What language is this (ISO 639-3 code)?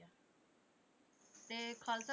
pan